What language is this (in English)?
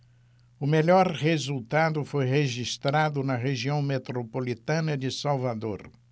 Portuguese